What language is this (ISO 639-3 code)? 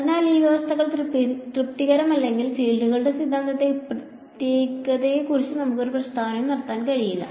mal